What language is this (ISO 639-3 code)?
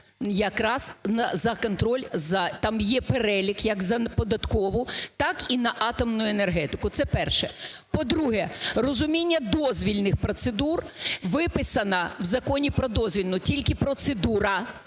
ukr